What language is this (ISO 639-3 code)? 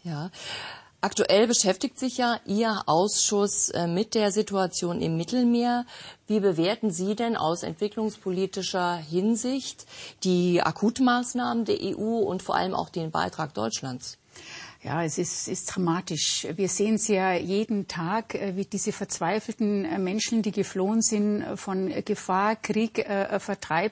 deu